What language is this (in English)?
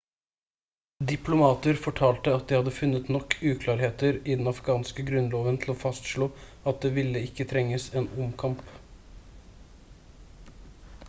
Norwegian Bokmål